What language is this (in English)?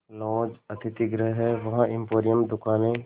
Hindi